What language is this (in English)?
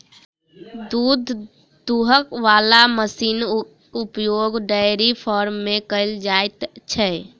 Maithili